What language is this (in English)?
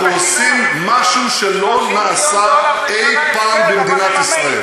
Hebrew